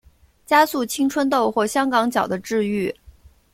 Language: Chinese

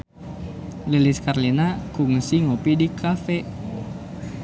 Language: Sundanese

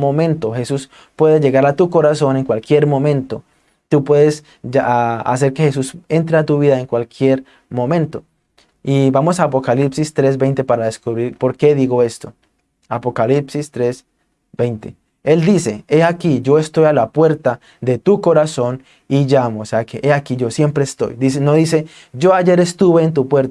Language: Spanish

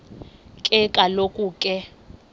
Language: Xhosa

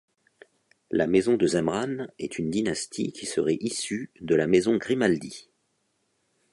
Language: French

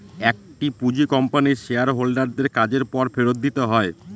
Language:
Bangla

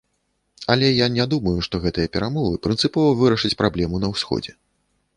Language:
Belarusian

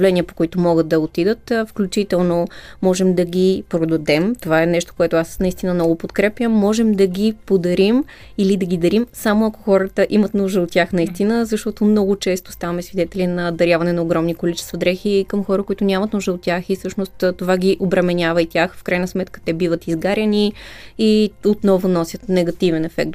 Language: Bulgarian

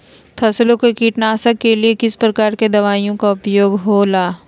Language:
Magahi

